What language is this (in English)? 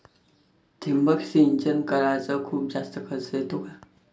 Marathi